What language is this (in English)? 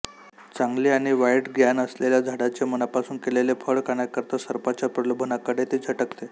Marathi